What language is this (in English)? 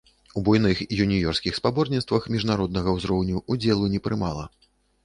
Belarusian